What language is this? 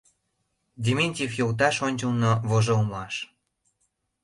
Mari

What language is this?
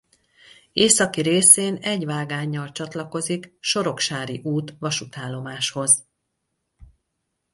Hungarian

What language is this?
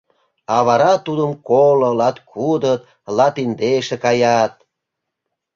Mari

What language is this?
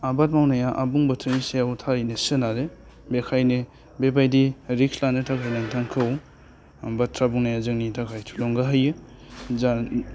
Bodo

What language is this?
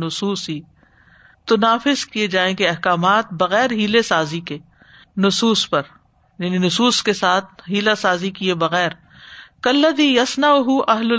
Urdu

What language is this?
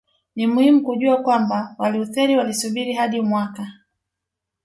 Swahili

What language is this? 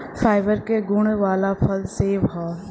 Bhojpuri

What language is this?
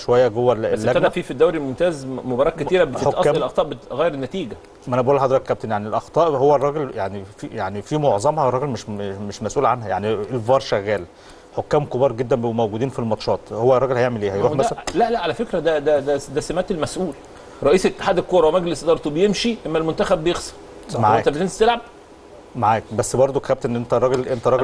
Arabic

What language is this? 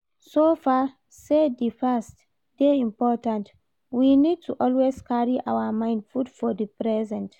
Nigerian Pidgin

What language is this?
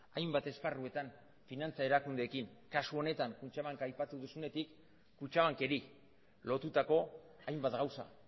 Basque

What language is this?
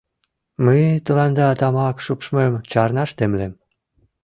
Mari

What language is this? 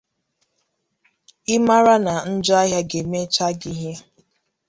Igbo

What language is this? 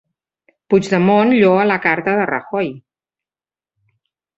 Catalan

